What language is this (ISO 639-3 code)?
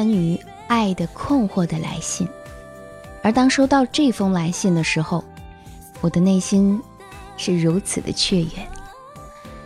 zho